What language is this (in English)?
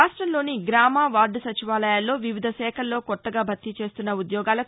Telugu